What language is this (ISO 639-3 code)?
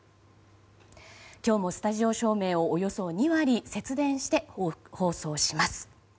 jpn